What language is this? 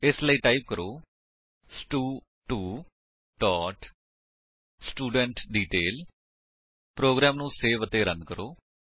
Punjabi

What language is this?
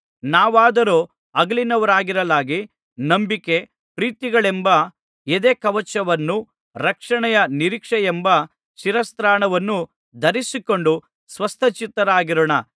Kannada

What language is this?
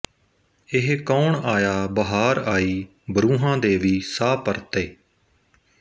Punjabi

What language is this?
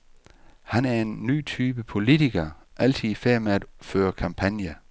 Danish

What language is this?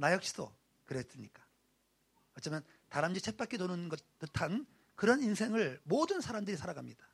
Korean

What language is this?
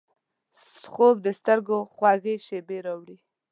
Pashto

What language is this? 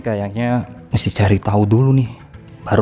Indonesian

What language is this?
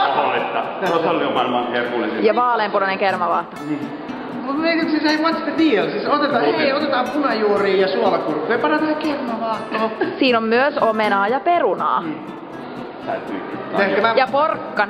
Finnish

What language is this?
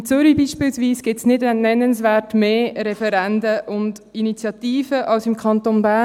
Swiss German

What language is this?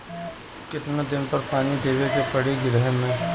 Bhojpuri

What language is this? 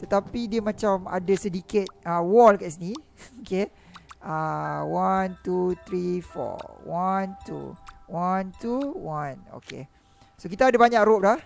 Malay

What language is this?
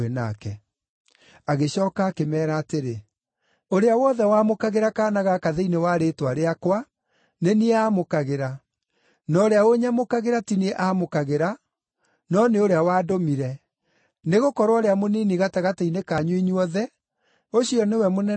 Kikuyu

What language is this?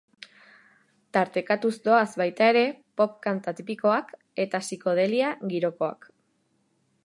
Basque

